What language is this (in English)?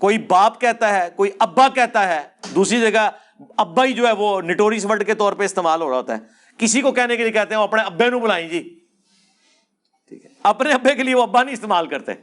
Urdu